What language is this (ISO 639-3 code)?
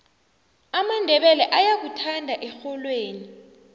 nbl